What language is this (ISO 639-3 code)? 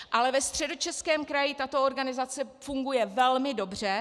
ces